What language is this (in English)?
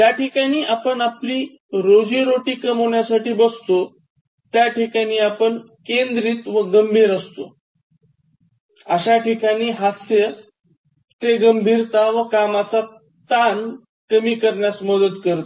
Marathi